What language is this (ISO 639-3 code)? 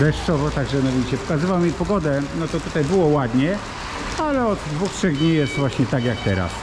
pol